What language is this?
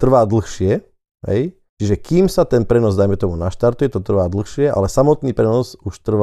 Slovak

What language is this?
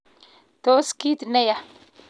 Kalenjin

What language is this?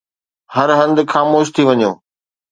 Sindhi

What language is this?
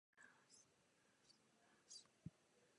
Czech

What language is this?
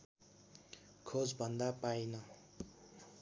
Nepali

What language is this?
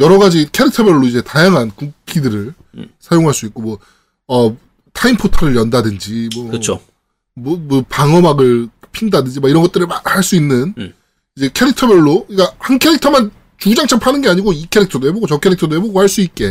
Korean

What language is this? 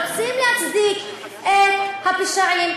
Hebrew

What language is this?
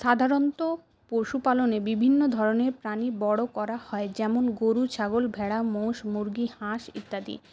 Bangla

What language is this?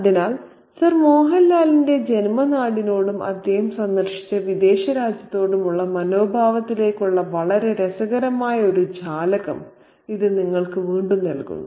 Malayalam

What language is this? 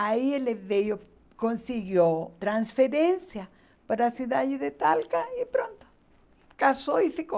Portuguese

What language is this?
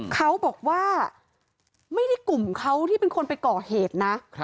Thai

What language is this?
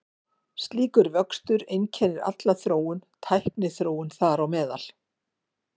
Icelandic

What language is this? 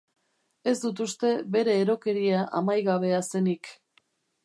Basque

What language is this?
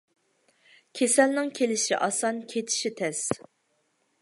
Uyghur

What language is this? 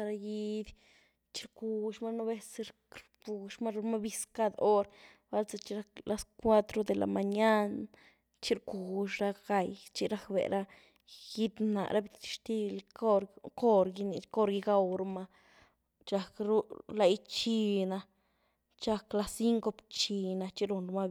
Güilá Zapotec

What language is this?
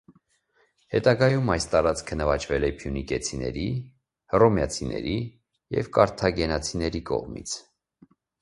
Armenian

